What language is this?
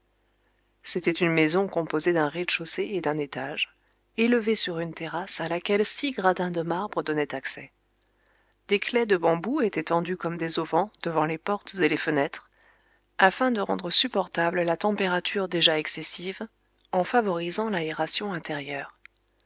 French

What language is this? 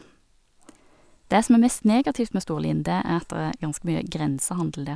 Norwegian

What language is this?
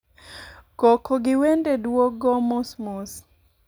Luo (Kenya and Tanzania)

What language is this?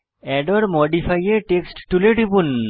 Bangla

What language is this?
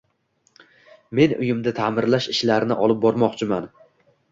Uzbek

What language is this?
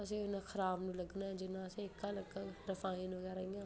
Dogri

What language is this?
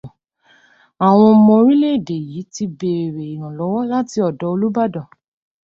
Yoruba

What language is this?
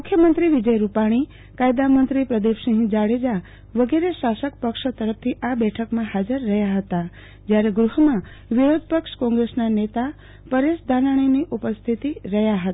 Gujarati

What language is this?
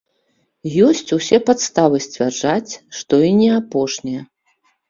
Belarusian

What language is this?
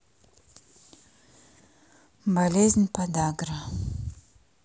Russian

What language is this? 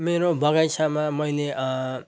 Nepali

